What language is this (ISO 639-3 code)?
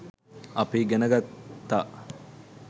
sin